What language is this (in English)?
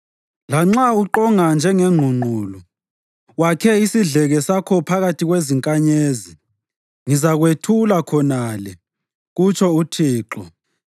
North Ndebele